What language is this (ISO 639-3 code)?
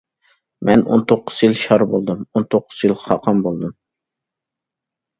uig